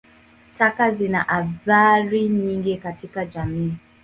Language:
Swahili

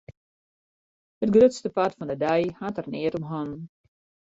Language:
Western Frisian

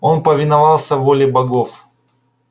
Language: Russian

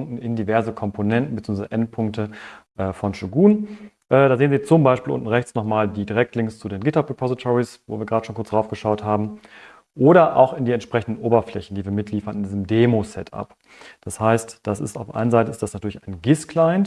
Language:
German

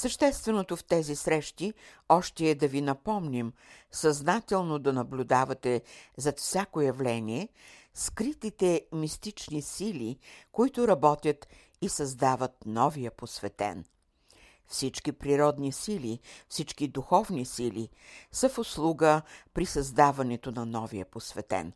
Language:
Bulgarian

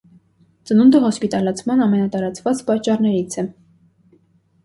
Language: Armenian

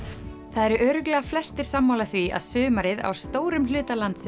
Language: Icelandic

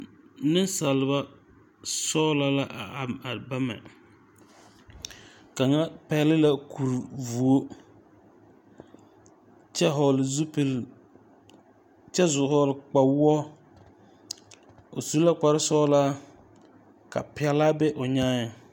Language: Southern Dagaare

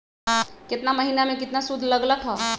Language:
Magahi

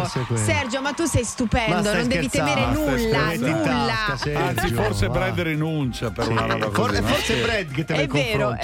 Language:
Italian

